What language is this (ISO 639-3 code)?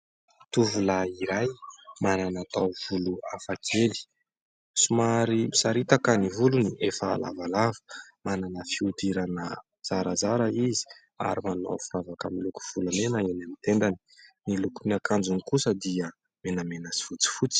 mlg